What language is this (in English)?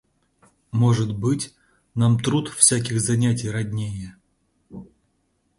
Russian